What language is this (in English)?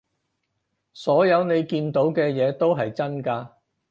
Cantonese